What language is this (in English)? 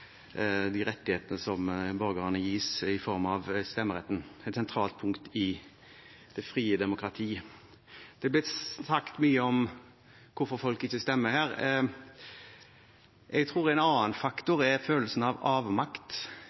Norwegian Bokmål